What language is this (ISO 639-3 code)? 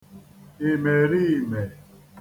ibo